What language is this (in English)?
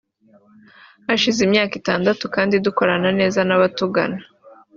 Kinyarwanda